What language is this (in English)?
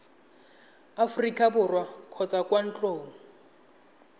Tswana